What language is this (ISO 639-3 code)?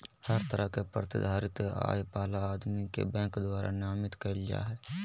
mag